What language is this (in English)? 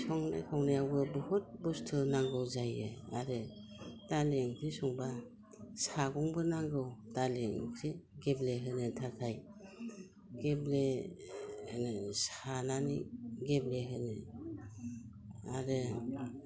Bodo